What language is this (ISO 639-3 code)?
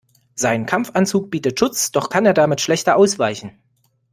deu